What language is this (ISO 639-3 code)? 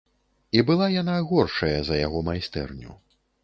bel